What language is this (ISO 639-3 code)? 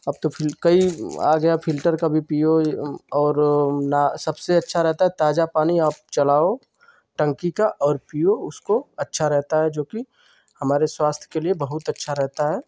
hin